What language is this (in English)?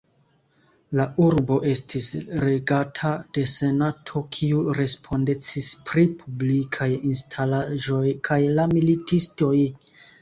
Esperanto